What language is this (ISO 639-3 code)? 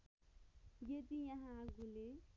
nep